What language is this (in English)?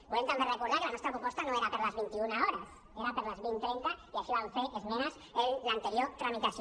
Catalan